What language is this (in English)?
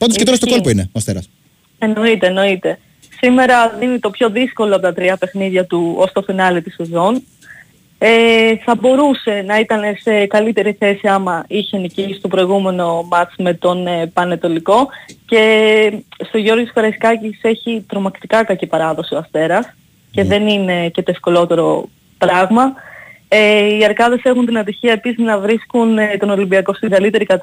Greek